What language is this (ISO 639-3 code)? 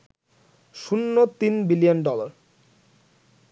ben